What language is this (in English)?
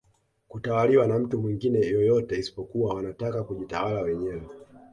Swahili